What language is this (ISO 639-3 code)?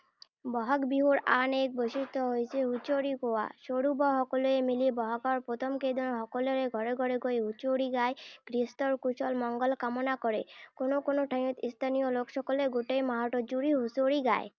asm